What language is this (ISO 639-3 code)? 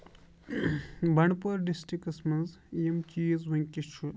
kas